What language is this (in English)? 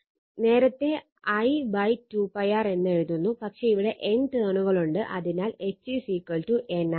Malayalam